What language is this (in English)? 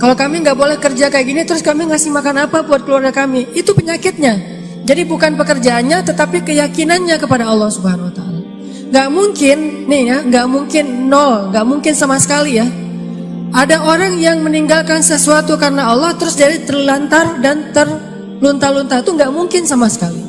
Indonesian